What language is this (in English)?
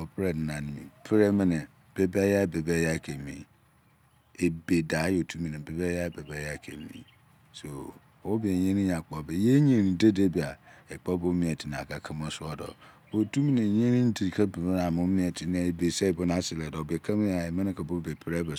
Izon